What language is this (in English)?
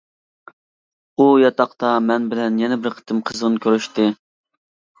Uyghur